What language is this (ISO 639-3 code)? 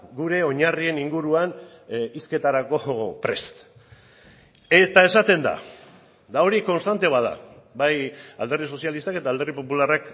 eus